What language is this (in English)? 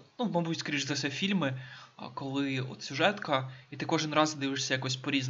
Ukrainian